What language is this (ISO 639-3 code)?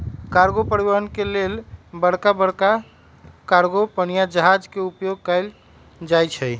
mag